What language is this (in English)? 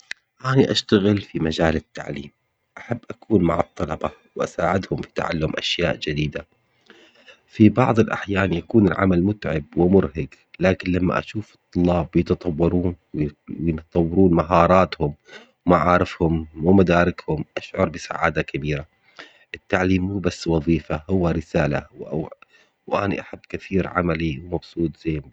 Omani Arabic